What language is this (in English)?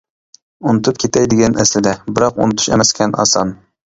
Uyghur